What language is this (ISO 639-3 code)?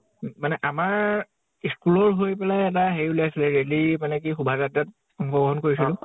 asm